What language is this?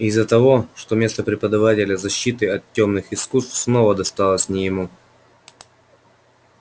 Russian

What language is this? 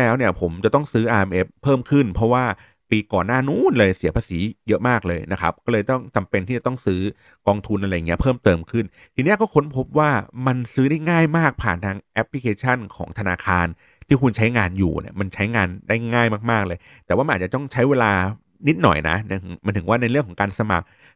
Thai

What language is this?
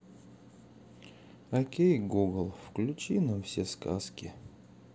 Russian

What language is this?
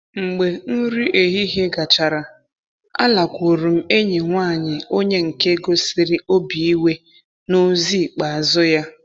Igbo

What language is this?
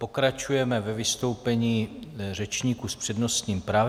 Czech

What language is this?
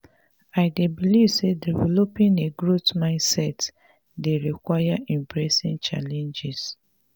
Nigerian Pidgin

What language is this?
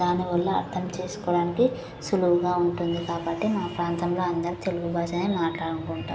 Telugu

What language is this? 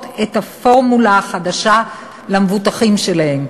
Hebrew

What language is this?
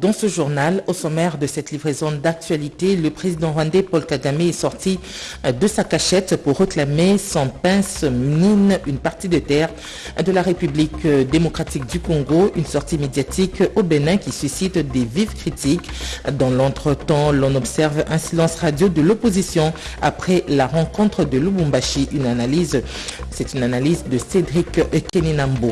French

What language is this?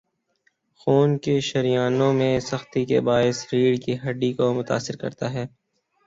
Urdu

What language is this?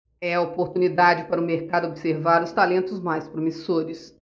Portuguese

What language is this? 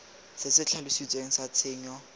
Tswana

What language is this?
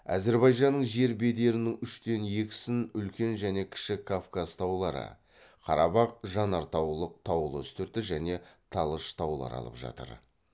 Kazakh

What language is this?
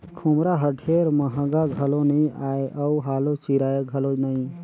Chhattisgarhi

